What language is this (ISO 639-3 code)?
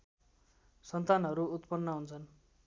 nep